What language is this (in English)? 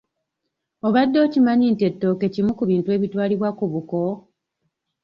Ganda